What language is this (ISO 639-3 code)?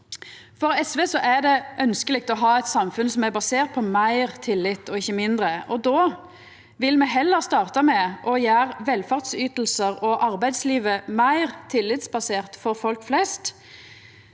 nor